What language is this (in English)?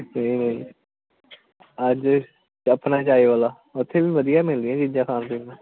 Punjabi